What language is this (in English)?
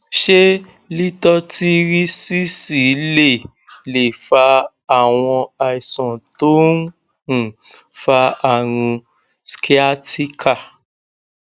Yoruba